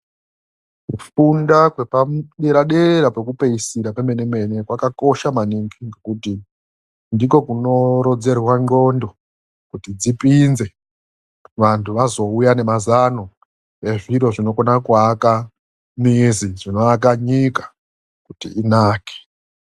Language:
Ndau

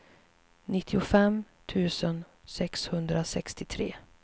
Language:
Swedish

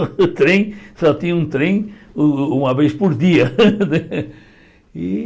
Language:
Portuguese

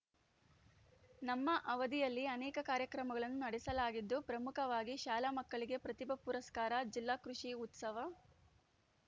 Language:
Kannada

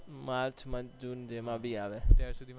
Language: Gujarati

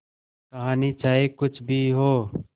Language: Hindi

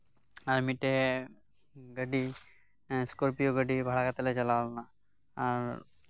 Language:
Santali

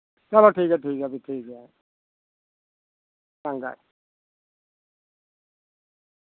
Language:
Dogri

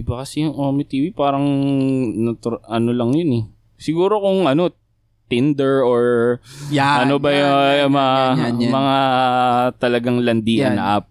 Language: Filipino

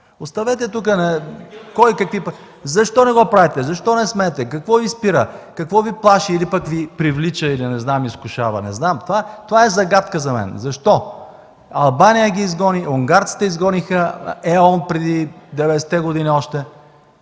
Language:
Bulgarian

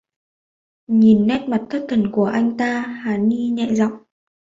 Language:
Vietnamese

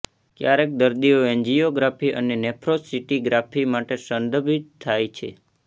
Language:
Gujarati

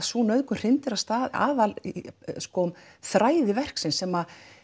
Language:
Icelandic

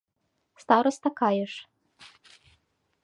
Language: Mari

